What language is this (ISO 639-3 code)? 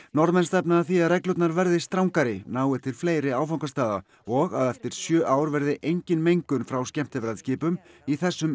isl